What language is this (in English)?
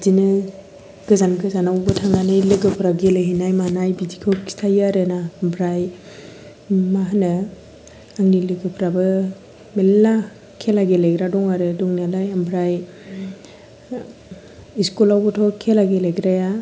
Bodo